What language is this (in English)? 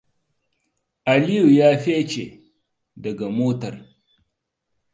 Hausa